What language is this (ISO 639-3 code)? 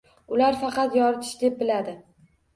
uzb